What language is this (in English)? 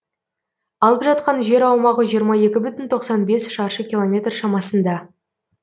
Kazakh